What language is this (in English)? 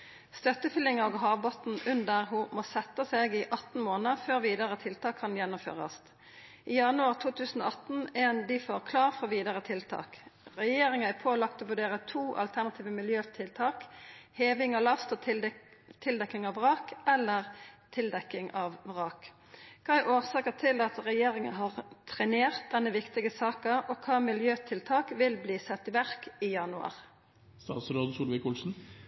Norwegian Nynorsk